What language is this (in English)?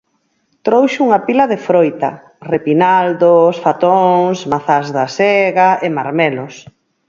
Galician